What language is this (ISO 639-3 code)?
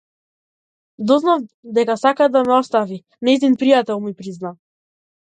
mkd